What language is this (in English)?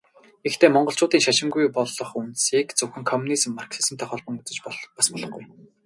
Mongolian